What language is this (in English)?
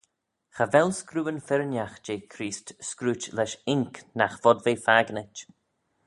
Manx